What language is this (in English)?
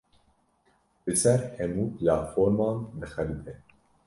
Kurdish